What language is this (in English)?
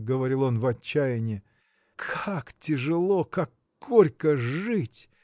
Russian